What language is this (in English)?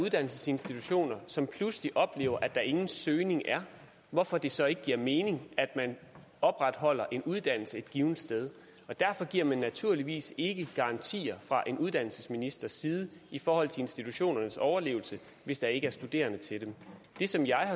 Danish